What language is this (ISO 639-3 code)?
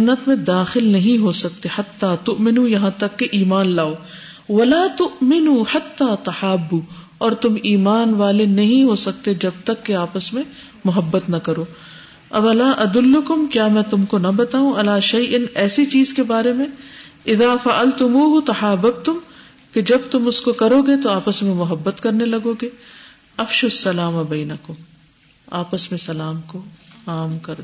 urd